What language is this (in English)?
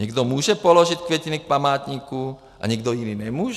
Czech